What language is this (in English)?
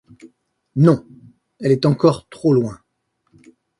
French